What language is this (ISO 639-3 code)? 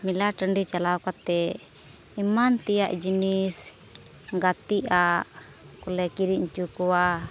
sat